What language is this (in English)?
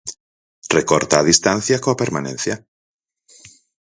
Galician